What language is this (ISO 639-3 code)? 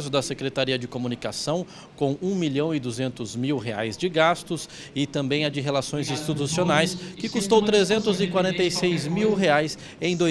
por